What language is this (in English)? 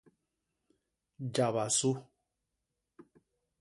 Basaa